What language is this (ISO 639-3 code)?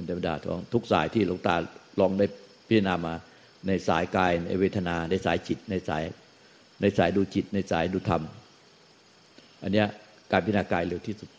tha